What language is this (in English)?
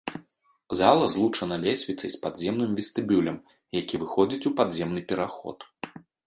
Belarusian